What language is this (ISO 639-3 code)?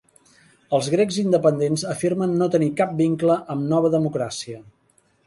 cat